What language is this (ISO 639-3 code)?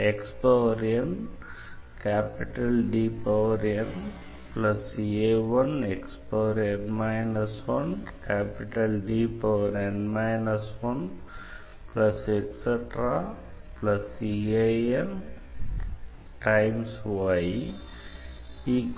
tam